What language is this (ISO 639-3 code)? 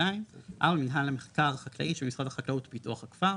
heb